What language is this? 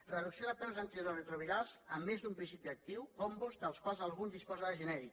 Catalan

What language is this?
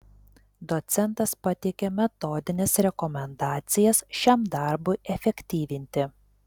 Lithuanian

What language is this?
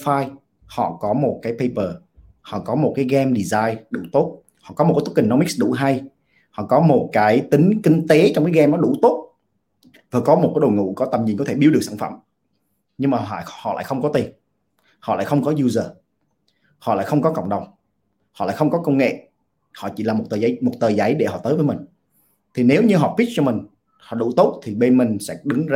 Vietnamese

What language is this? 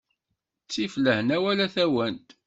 Kabyle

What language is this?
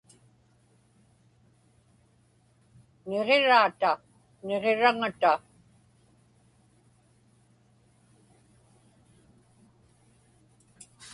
Inupiaq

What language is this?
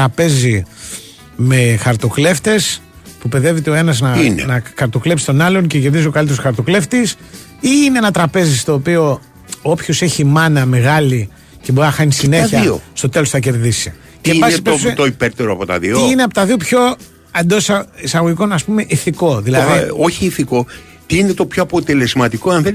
Greek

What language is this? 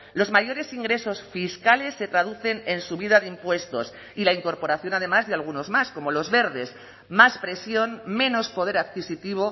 Spanish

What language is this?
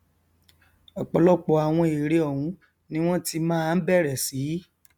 Yoruba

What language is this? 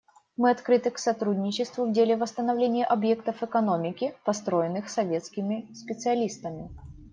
Russian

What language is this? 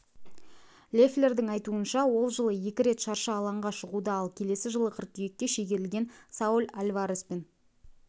Kazakh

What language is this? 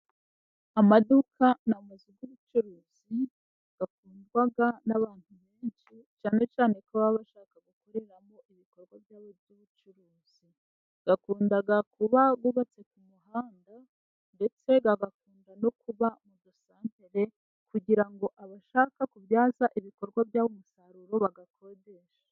Kinyarwanda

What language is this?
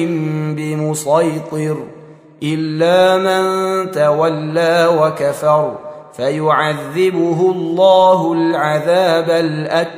Arabic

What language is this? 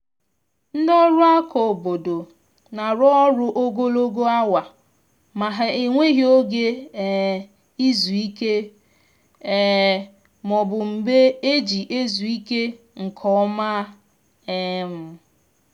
Igbo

